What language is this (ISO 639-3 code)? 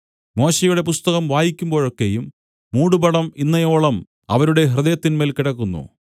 mal